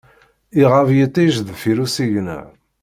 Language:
Kabyle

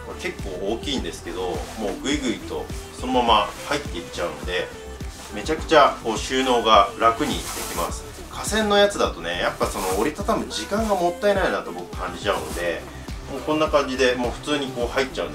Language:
Japanese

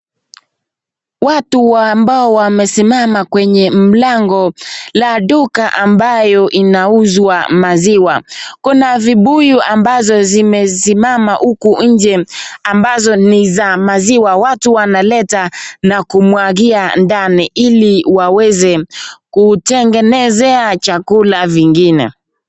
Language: Swahili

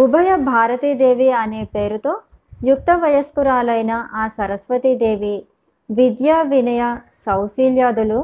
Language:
Telugu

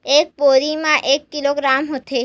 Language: Chhattisgarhi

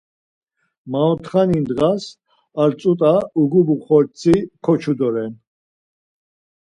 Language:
Laz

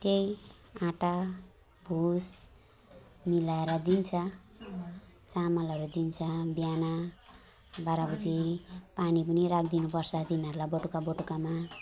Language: Nepali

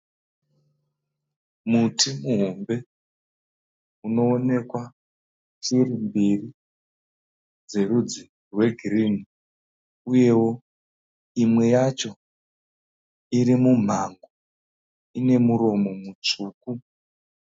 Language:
Shona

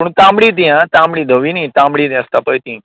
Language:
Konkani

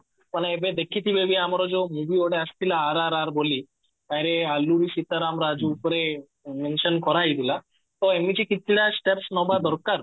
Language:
Odia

